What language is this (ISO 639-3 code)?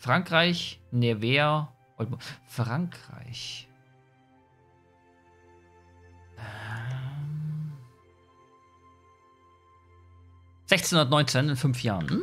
deu